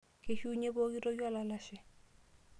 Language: Masai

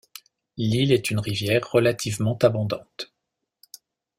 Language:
French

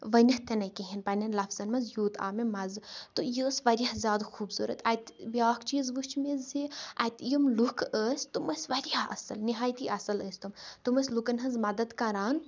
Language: Kashmiri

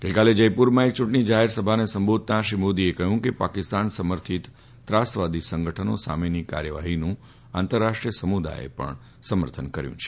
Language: Gujarati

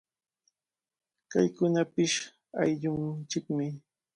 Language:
Cajatambo North Lima Quechua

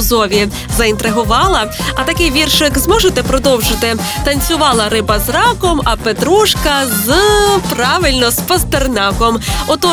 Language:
Ukrainian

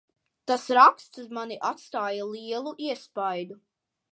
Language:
Latvian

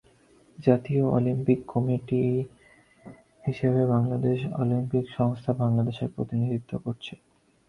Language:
Bangla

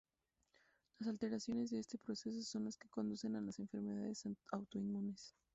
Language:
Spanish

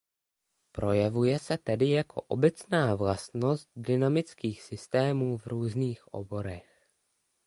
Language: Czech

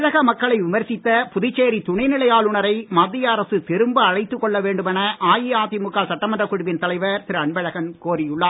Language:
Tamil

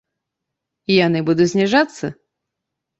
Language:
Belarusian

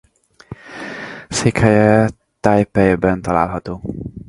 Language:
Hungarian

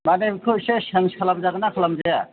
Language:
Bodo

